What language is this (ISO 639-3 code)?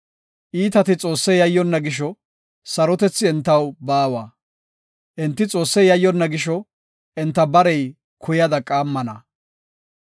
gof